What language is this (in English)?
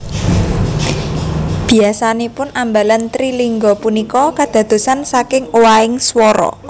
Javanese